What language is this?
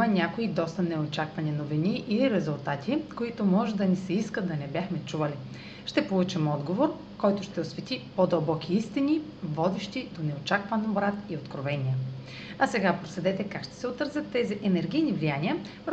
Bulgarian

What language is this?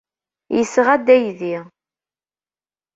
Kabyle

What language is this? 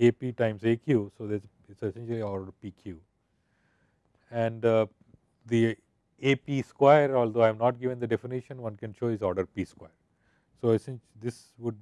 English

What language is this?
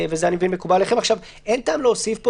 Hebrew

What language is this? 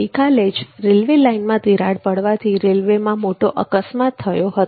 Gujarati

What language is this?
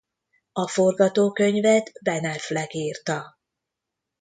Hungarian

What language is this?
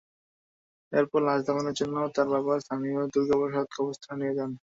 Bangla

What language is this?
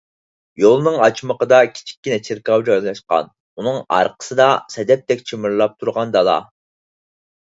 Uyghur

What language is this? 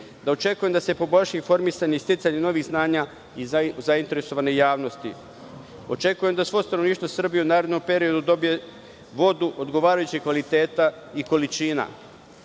Serbian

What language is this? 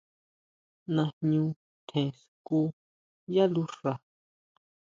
Huautla Mazatec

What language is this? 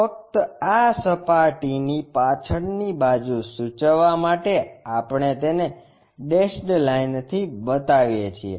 Gujarati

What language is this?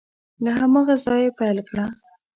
Pashto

